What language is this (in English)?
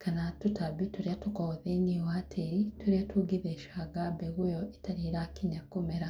Kikuyu